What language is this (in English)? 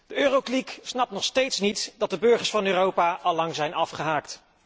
Dutch